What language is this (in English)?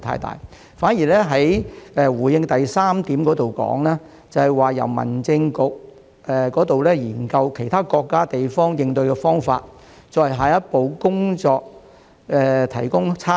Cantonese